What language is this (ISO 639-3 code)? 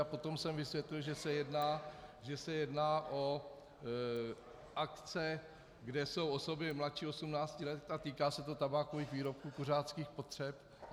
ces